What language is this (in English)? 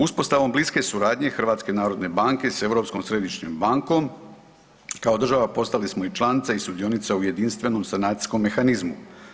Croatian